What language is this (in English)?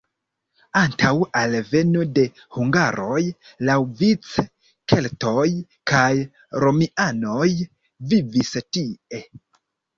Esperanto